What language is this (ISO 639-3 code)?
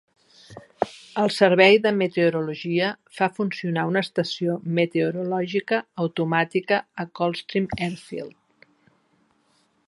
cat